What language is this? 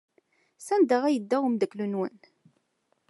Kabyle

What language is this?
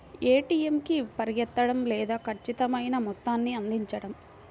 Telugu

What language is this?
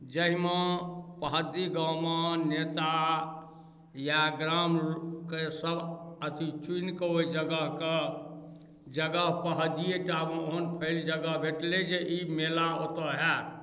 Maithili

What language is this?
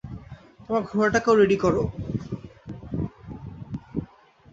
Bangla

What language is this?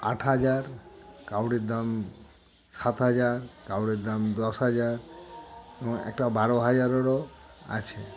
Bangla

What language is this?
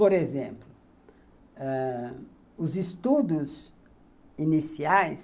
Portuguese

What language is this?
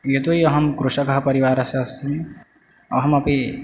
Sanskrit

